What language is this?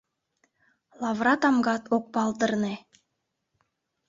Mari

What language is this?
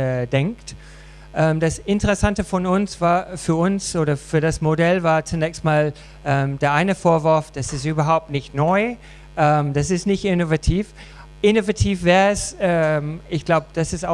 German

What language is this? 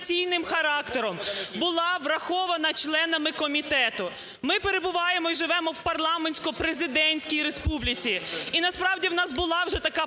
Ukrainian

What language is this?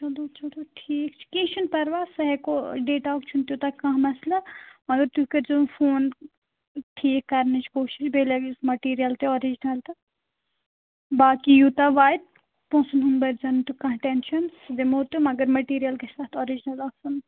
Kashmiri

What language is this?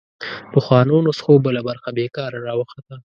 Pashto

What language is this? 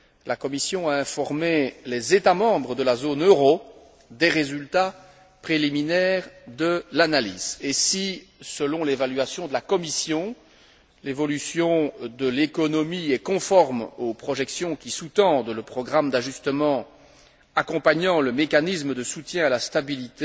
French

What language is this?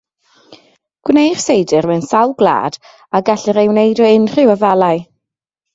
Welsh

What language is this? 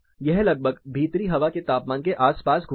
Hindi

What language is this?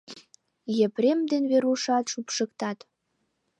Mari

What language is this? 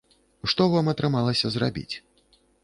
Belarusian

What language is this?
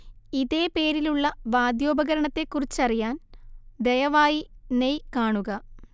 Malayalam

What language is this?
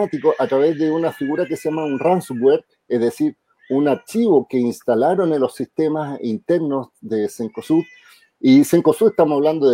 Spanish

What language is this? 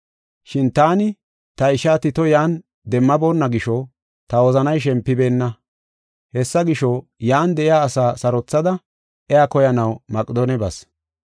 Gofa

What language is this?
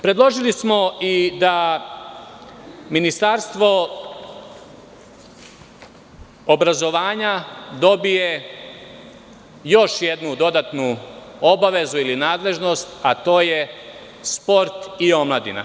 Serbian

